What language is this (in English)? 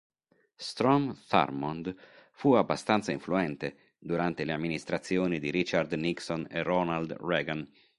Italian